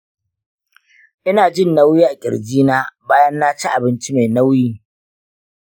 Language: Hausa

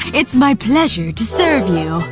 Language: English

